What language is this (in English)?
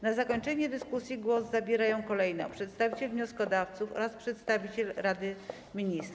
Polish